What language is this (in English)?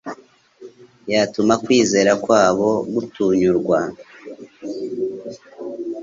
Kinyarwanda